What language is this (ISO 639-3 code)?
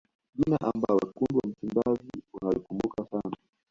swa